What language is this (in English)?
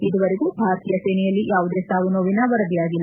Kannada